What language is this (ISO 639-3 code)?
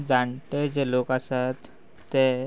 kok